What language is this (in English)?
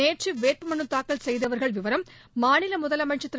Tamil